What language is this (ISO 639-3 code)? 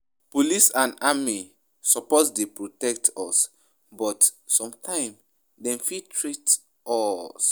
pcm